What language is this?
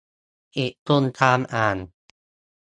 Thai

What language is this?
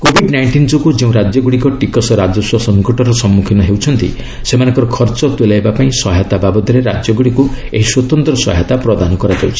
Odia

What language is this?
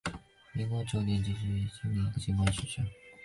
Chinese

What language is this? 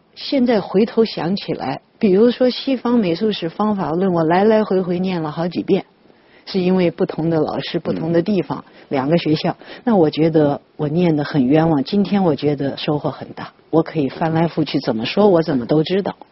Chinese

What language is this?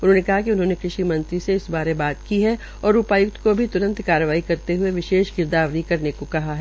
Hindi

